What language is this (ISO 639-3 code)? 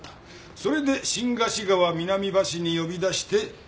jpn